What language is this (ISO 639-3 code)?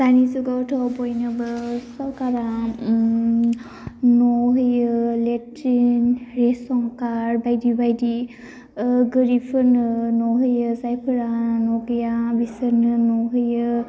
brx